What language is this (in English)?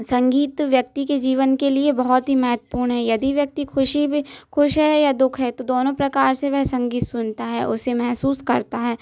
Hindi